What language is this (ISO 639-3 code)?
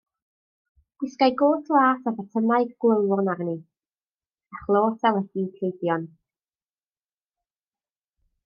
cym